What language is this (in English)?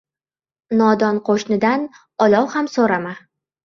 Uzbek